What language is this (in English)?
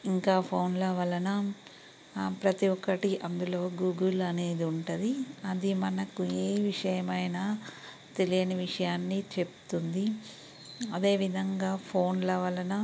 Telugu